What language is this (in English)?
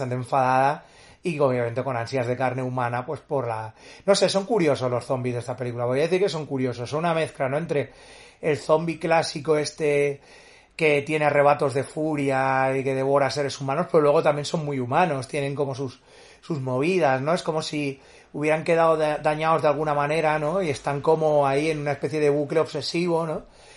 Spanish